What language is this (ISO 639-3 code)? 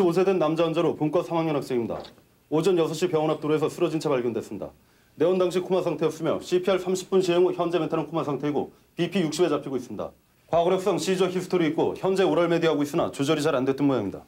kor